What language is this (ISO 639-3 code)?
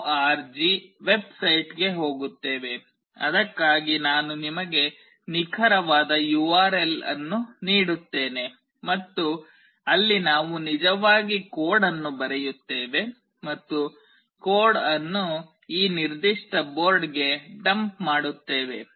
kan